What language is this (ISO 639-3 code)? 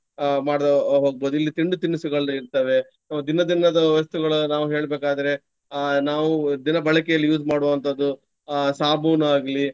kan